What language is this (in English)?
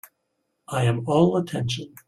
English